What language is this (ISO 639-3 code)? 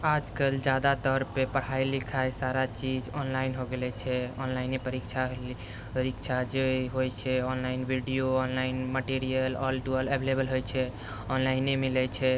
mai